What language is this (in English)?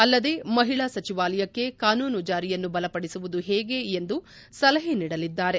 Kannada